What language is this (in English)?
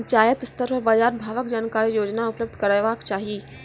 Maithili